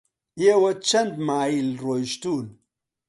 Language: Central Kurdish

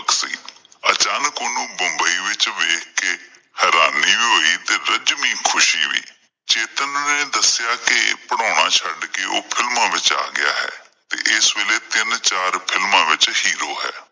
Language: Punjabi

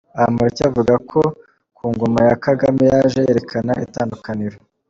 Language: Kinyarwanda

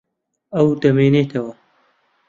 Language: Central Kurdish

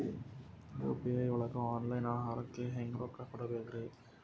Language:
Kannada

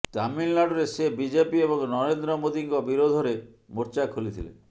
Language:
Odia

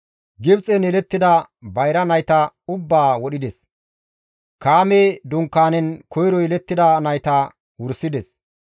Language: Gamo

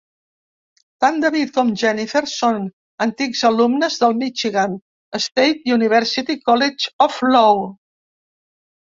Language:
Catalan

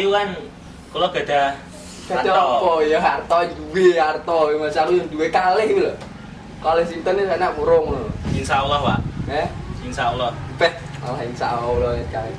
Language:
Javanese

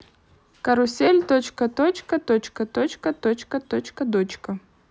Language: Russian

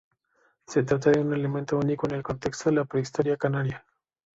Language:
Spanish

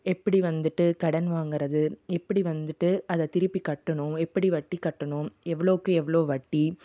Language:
Tamil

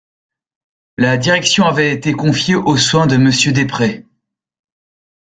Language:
French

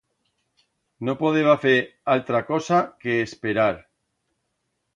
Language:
Aragonese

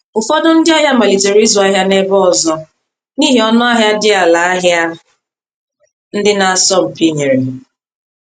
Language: Igbo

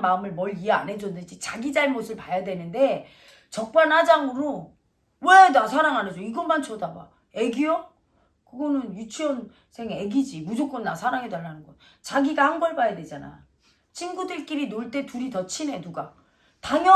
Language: Korean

